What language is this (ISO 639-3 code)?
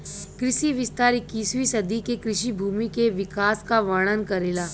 bho